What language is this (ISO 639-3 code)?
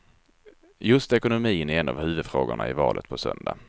swe